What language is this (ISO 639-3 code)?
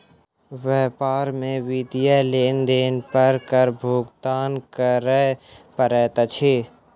mai